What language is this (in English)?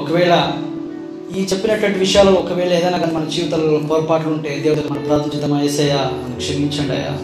Telugu